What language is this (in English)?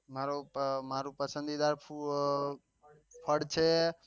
Gujarati